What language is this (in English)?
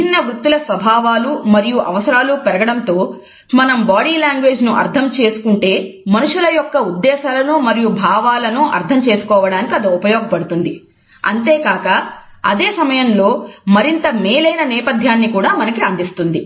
Telugu